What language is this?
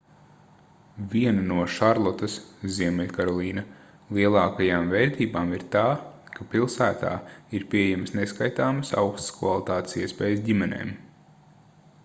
Latvian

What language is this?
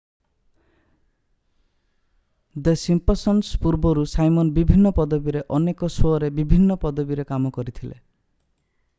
Odia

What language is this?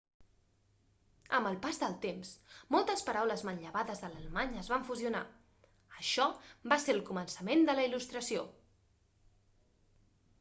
Catalan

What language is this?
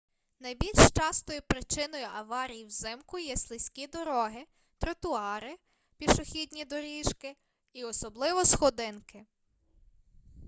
Ukrainian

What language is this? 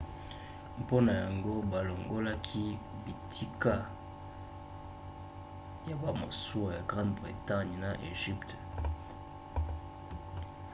Lingala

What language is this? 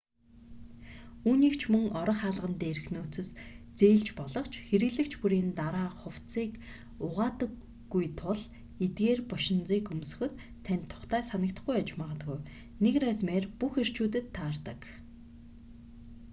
Mongolian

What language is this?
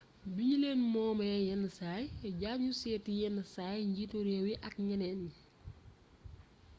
Wolof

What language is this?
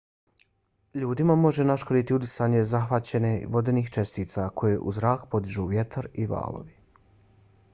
Bosnian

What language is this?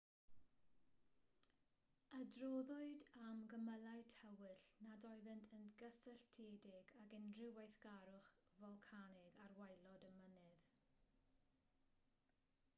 Welsh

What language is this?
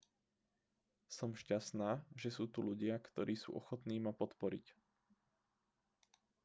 Slovak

